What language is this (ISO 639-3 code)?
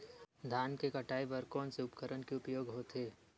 hne